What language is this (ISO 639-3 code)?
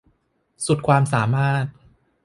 tha